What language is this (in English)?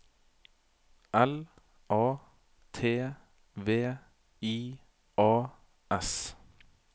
Norwegian